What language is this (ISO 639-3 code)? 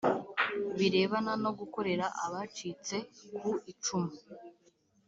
kin